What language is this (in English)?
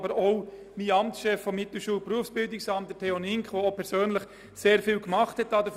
Swiss German